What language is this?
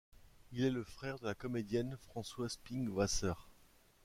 French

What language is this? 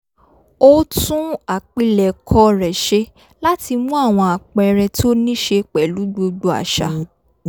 Yoruba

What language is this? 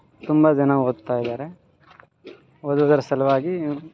Kannada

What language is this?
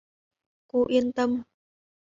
Vietnamese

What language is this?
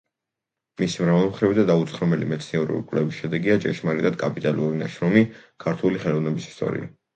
Georgian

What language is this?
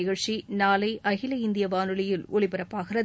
Tamil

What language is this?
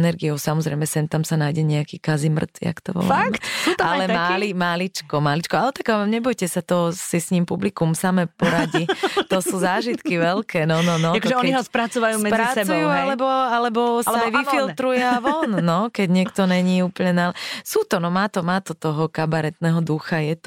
Slovak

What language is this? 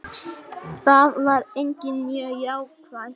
Icelandic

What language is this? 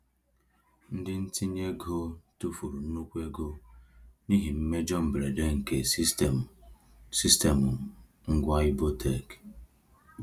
Igbo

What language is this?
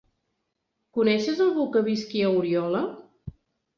Catalan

